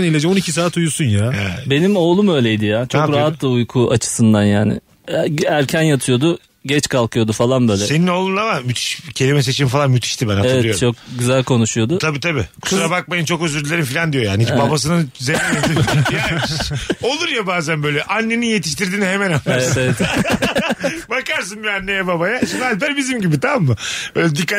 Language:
Turkish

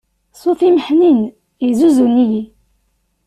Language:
Kabyle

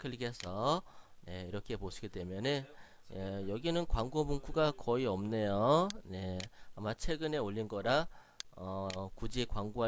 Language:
Korean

